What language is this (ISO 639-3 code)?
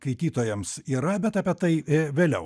lit